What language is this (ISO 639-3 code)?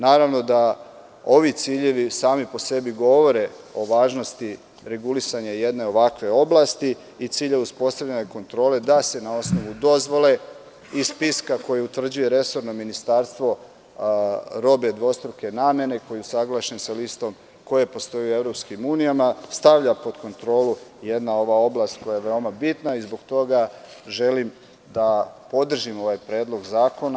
srp